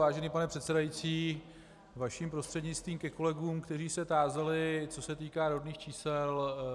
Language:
Czech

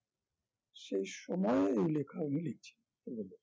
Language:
Bangla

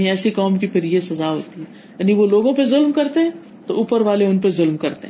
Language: Urdu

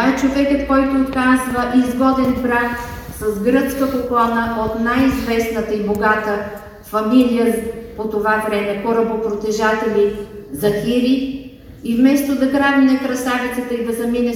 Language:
Bulgarian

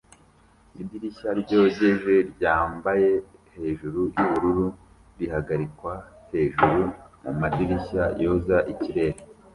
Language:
Kinyarwanda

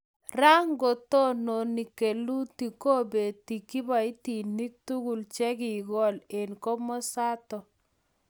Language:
Kalenjin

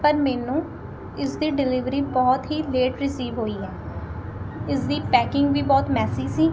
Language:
Punjabi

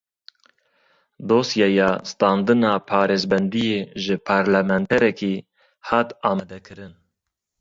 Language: Kurdish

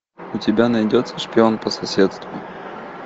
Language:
Russian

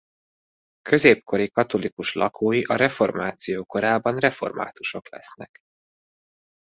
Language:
Hungarian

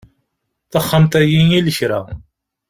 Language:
Kabyle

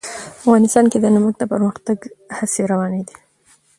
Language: Pashto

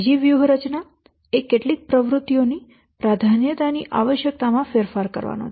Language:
Gujarati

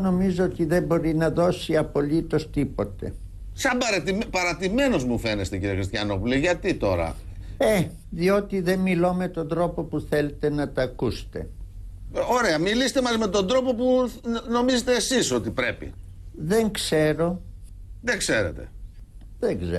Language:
Greek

